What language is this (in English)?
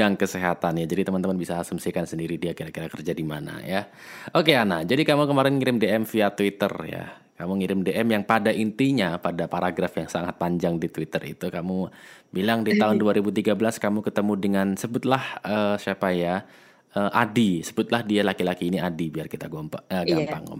Indonesian